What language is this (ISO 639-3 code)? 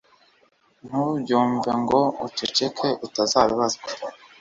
kin